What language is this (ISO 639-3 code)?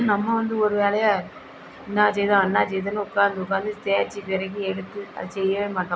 tam